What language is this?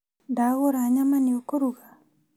Kikuyu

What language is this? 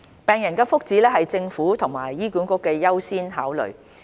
Cantonese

